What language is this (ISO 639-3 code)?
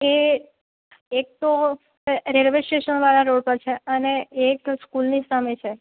guj